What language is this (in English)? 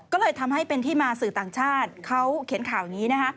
Thai